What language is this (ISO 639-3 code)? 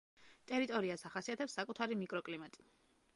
kat